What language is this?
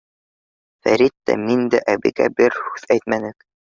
Bashkir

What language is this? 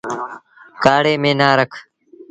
Sindhi Bhil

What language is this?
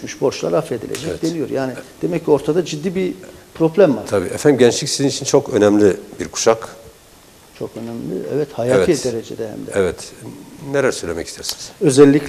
Turkish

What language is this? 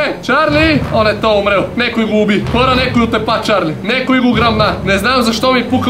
Bulgarian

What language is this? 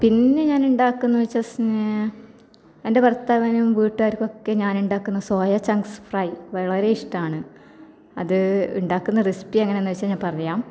Malayalam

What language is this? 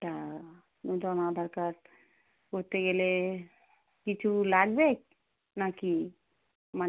Bangla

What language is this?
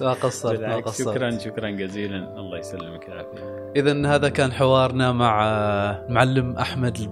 Arabic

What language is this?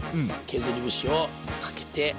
Japanese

